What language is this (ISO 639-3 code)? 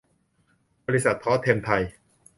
tha